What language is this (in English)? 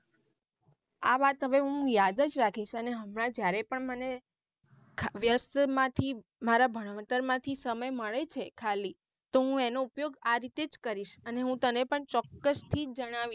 Gujarati